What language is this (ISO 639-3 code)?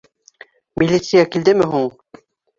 bak